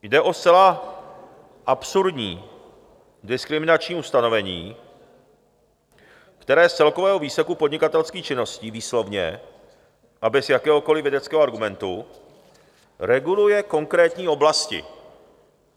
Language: Czech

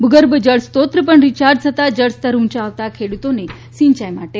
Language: Gujarati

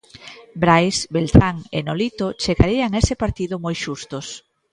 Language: Galician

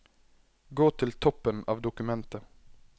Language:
Norwegian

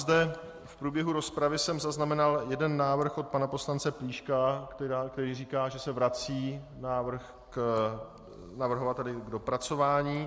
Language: Czech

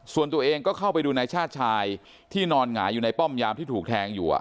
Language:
Thai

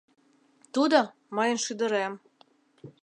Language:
Mari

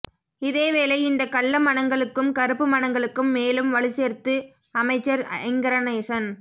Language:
Tamil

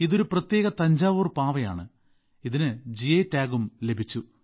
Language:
Malayalam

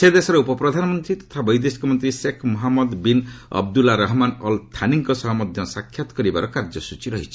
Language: Odia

